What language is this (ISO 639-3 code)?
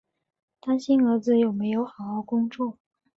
zho